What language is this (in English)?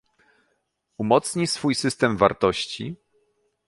Polish